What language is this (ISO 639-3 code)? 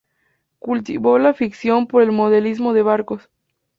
spa